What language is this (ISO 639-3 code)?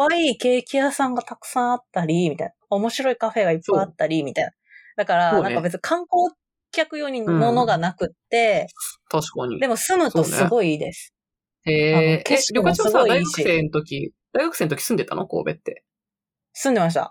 jpn